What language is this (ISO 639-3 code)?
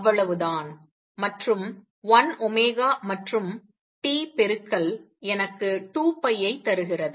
tam